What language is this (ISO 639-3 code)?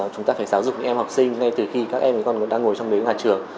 vie